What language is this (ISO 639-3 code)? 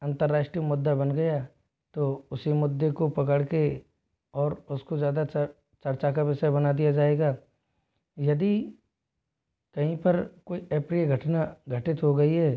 hin